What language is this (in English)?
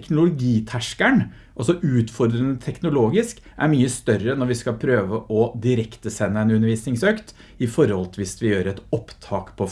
Norwegian